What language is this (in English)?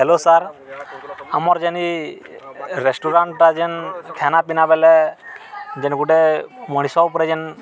Odia